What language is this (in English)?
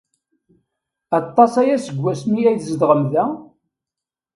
Kabyle